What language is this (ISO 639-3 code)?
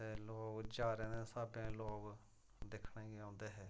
doi